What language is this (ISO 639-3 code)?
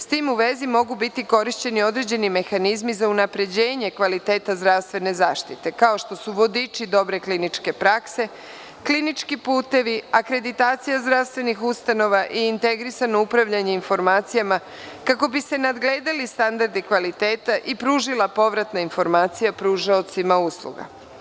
srp